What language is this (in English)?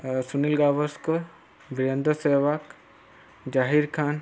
Odia